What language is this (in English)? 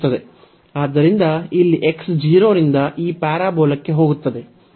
Kannada